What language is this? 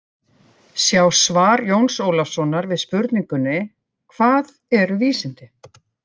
Icelandic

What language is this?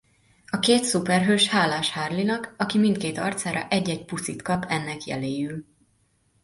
Hungarian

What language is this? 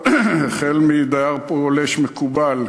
Hebrew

